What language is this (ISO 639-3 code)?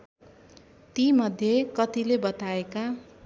nep